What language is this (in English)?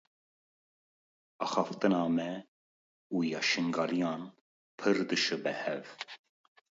Kurdish